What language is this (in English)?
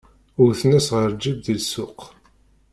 Kabyle